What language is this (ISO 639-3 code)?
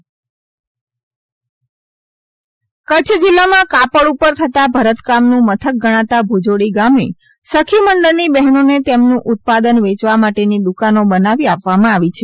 guj